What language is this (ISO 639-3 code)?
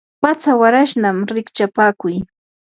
qur